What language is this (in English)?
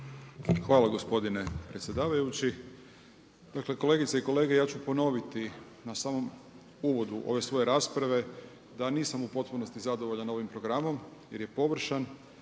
Croatian